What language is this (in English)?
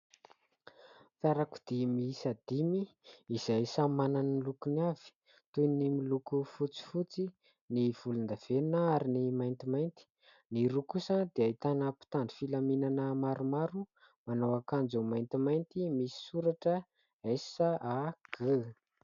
Malagasy